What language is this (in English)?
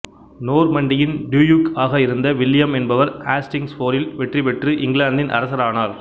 Tamil